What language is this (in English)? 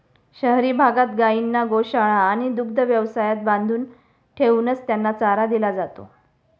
Marathi